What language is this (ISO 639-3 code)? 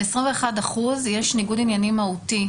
heb